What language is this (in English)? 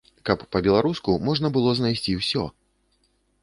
Belarusian